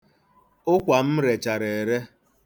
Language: Igbo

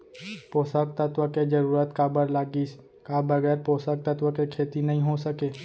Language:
Chhattisgarhi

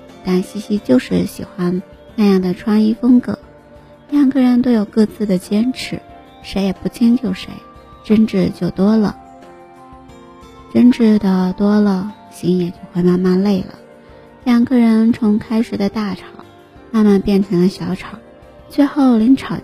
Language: Chinese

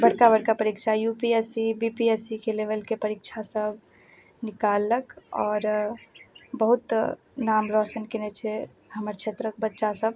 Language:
Maithili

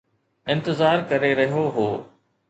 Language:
Sindhi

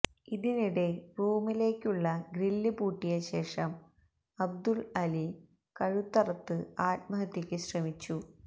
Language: Malayalam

